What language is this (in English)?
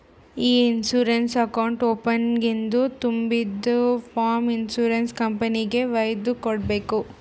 Kannada